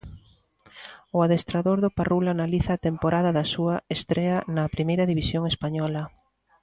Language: Galician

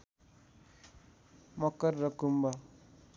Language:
Nepali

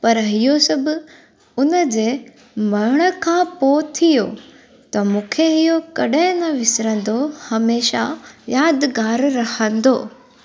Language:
Sindhi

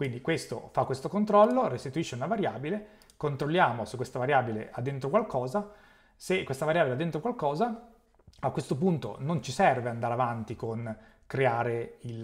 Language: Italian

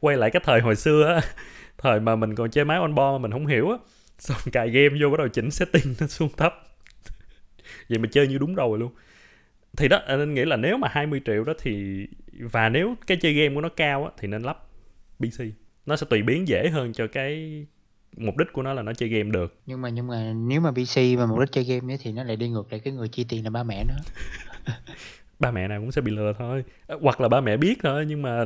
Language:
Vietnamese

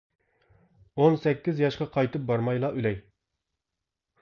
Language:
Uyghur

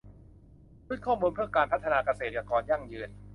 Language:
Thai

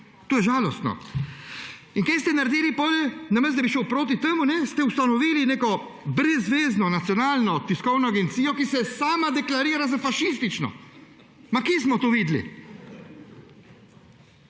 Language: Slovenian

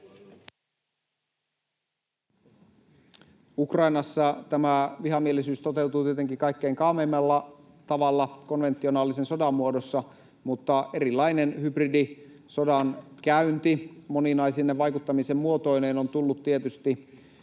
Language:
Finnish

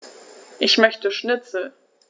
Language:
German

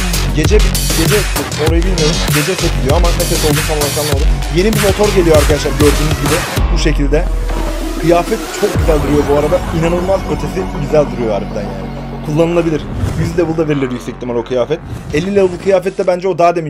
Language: Turkish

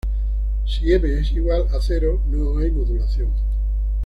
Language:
Spanish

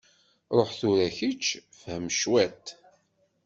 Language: Kabyle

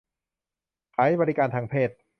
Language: Thai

